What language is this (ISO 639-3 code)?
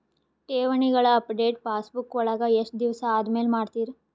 kan